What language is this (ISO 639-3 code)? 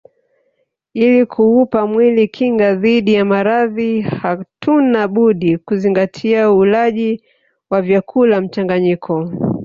swa